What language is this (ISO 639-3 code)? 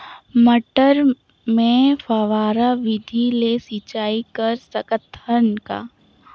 hne